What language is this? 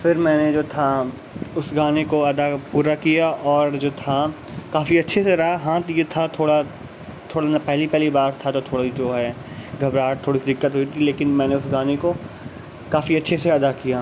Urdu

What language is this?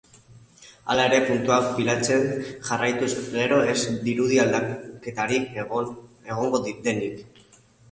Basque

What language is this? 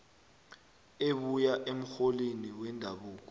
South Ndebele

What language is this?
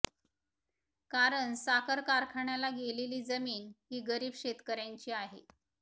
Marathi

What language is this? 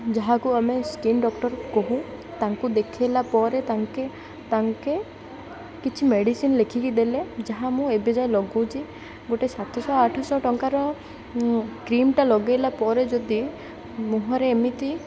Odia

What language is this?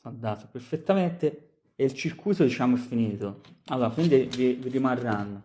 Italian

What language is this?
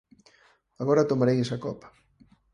Galician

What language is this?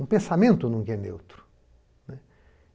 Portuguese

